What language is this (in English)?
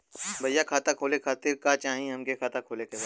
Bhojpuri